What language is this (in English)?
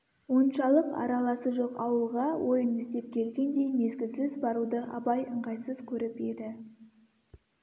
Kazakh